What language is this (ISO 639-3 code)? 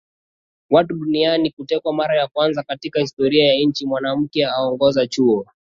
swa